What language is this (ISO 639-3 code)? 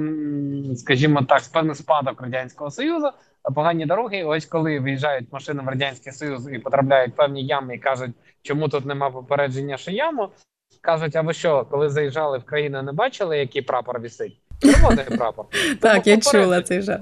ukr